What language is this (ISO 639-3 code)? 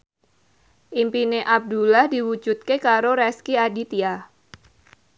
jav